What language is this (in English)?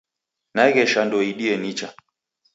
Taita